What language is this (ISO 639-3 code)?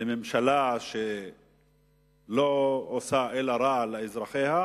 heb